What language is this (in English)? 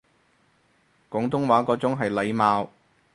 Cantonese